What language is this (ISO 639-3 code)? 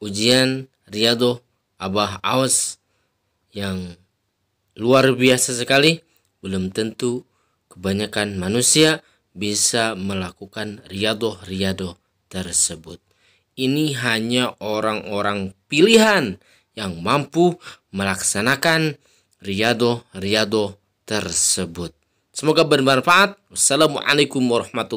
ind